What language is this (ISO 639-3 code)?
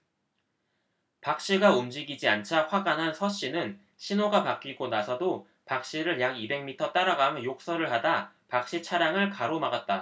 kor